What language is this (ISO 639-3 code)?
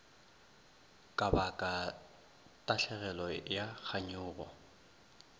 nso